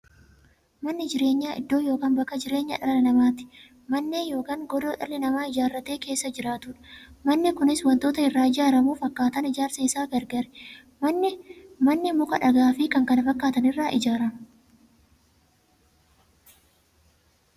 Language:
Oromo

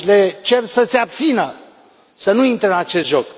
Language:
Romanian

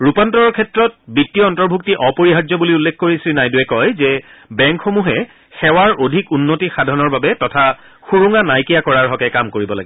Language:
Assamese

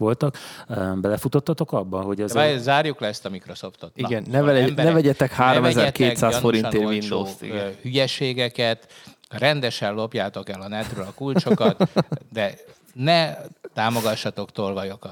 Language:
Hungarian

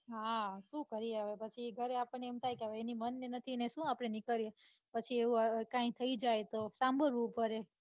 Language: Gujarati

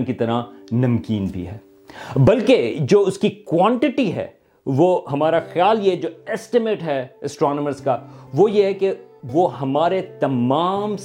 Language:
Urdu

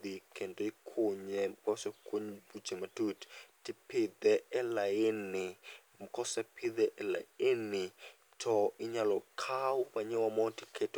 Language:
Luo (Kenya and Tanzania)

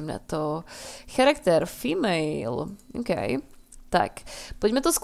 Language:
Czech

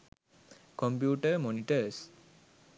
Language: Sinhala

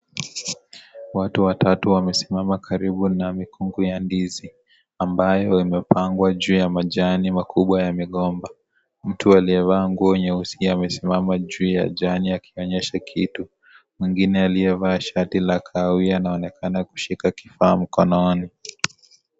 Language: Swahili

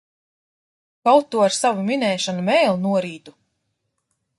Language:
Latvian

